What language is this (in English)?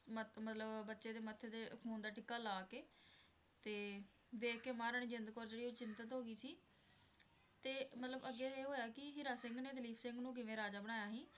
Punjabi